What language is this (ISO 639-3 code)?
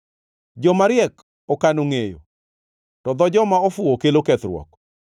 luo